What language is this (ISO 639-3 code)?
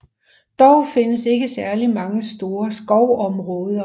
dan